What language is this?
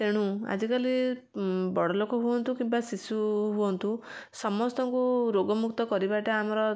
Odia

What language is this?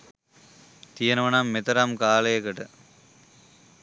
Sinhala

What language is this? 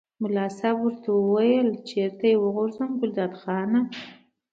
Pashto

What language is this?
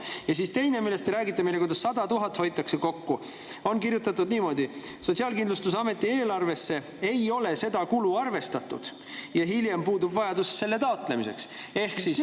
Estonian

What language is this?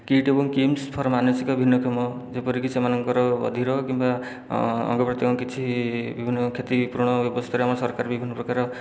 Odia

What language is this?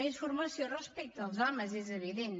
Catalan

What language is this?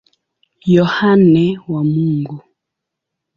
Swahili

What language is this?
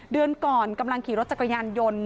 Thai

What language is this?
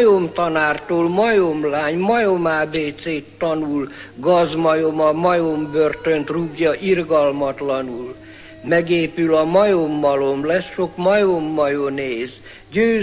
Hungarian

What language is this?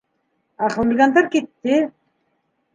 Bashkir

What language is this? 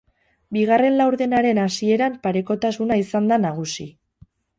Basque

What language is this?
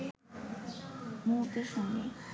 Bangla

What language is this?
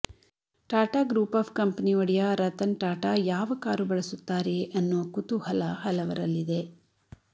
Kannada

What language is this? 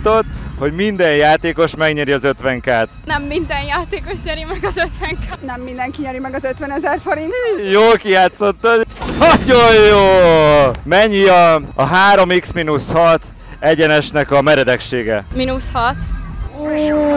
Hungarian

